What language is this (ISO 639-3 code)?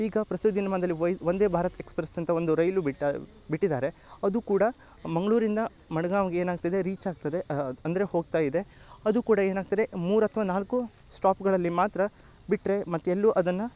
kan